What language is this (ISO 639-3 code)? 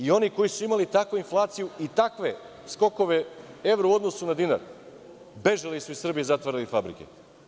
srp